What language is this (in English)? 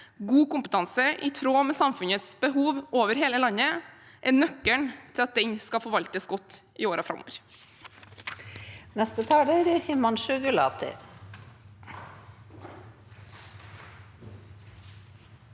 Norwegian